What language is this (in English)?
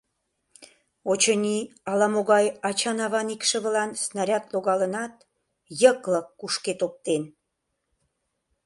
Mari